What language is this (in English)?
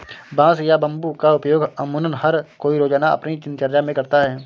Hindi